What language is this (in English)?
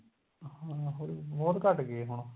Punjabi